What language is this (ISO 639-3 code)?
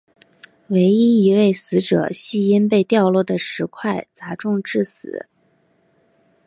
zho